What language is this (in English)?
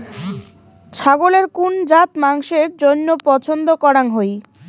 Bangla